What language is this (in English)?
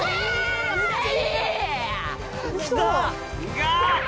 Japanese